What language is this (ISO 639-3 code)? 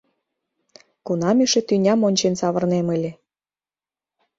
chm